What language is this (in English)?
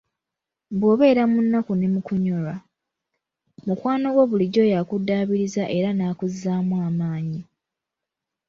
Ganda